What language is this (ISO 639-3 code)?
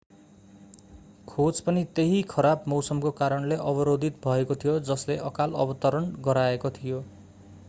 nep